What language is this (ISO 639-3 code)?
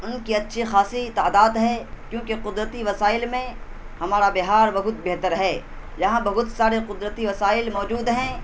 urd